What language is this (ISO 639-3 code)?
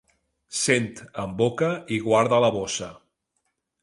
cat